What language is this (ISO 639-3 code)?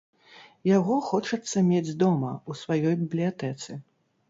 bel